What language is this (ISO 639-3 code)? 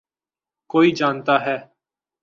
urd